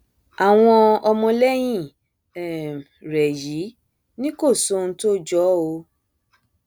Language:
Yoruba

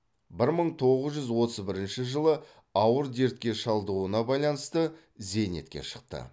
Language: Kazakh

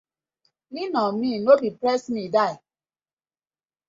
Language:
Nigerian Pidgin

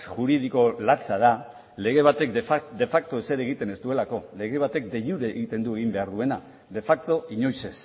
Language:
Basque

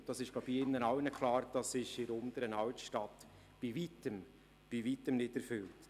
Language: Swiss German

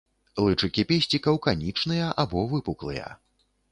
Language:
Belarusian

